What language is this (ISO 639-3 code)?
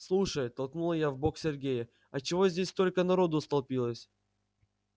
rus